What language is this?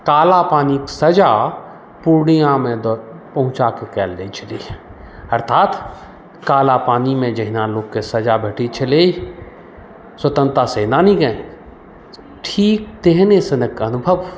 Maithili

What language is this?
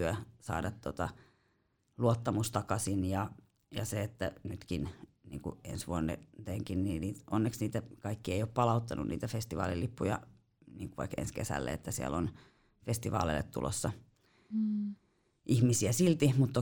Finnish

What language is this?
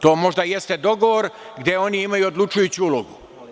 Serbian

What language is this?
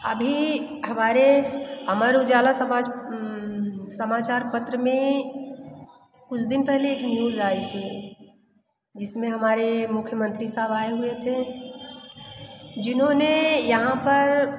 Hindi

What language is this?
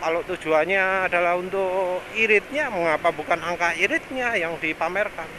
Indonesian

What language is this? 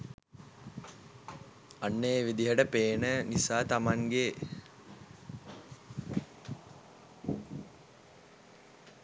Sinhala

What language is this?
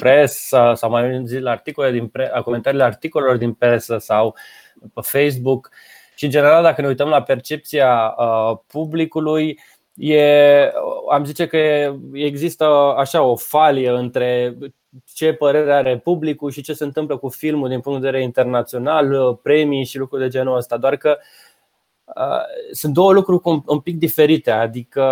Romanian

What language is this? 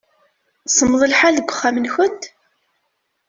Kabyle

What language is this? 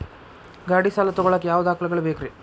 Kannada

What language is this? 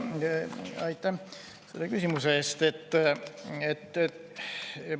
Estonian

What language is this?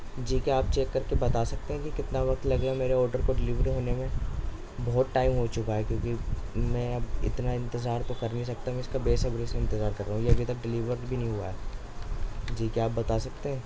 Urdu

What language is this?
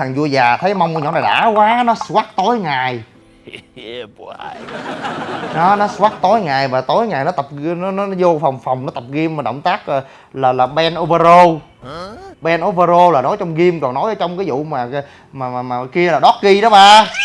Vietnamese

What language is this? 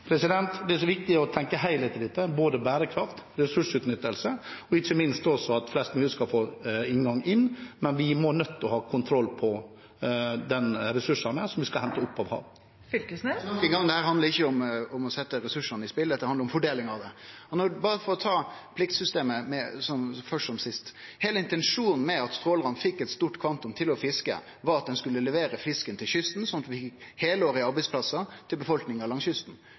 Norwegian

